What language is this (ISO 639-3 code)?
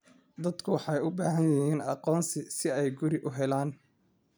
som